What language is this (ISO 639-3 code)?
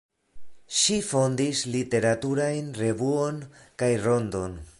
epo